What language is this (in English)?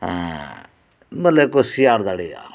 Santali